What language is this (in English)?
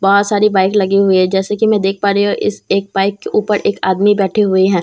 Hindi